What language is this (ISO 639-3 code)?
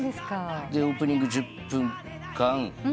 jpn